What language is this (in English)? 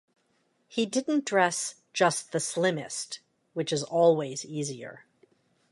English